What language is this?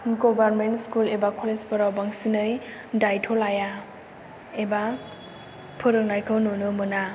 Bodo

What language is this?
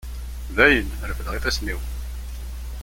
Kabyle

